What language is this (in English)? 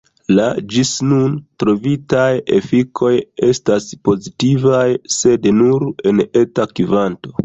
Esperanto